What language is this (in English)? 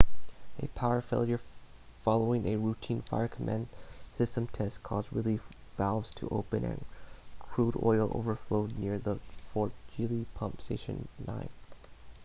English